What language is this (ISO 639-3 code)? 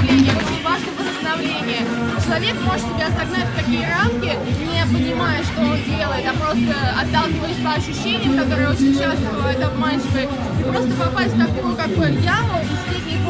rus